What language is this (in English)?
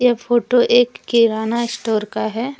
Hindi